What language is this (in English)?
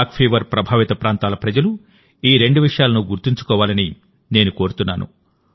Telugu